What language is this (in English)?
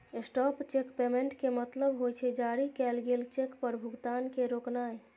Maithili